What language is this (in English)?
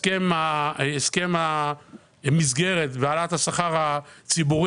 Hebrew